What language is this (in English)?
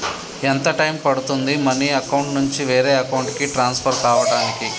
Telugu